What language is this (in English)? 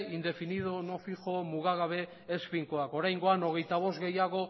Basque